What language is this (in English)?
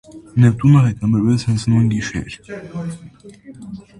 Armenian